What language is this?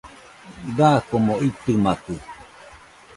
Nüpode Huitoto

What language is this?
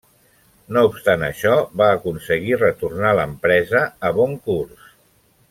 Catalan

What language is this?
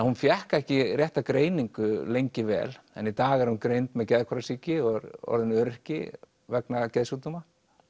Icelandic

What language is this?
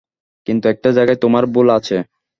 Bangla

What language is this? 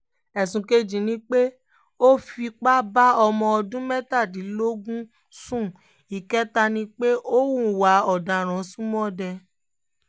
Yoruba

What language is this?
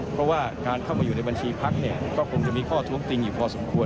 Thai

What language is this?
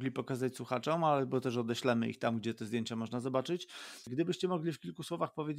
Polish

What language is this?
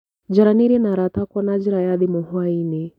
Kikuyu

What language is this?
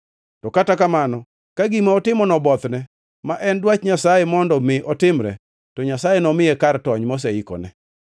Luo (Kenya and Tanzania)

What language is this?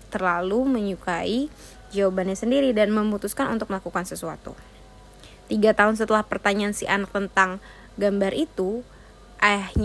Indonesian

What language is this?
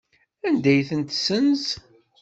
Kabyle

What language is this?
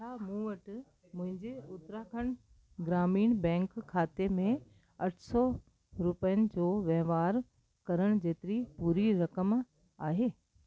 Sindhi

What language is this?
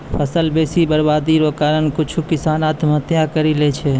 Maithili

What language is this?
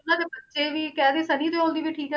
Punjabi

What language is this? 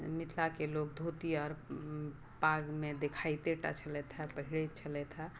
Maithili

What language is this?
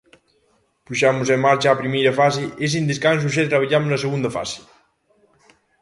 Galician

